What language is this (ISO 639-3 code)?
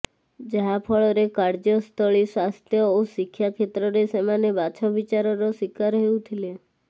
ori